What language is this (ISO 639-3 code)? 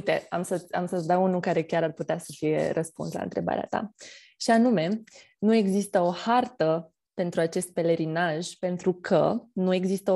ron